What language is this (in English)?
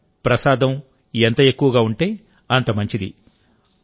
Telugu